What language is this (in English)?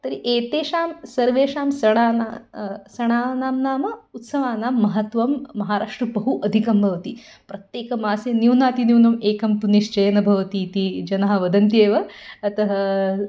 Sanskrit